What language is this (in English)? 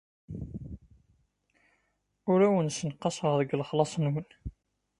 Kabyle